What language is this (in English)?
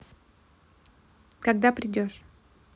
Russian